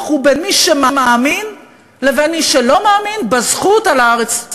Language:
Hebrew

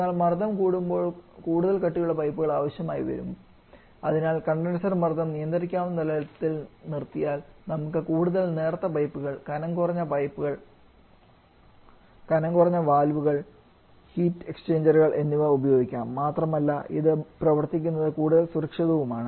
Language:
Malayalam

